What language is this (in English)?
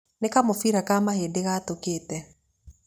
Kikuyu